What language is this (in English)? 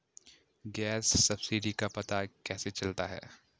Hindi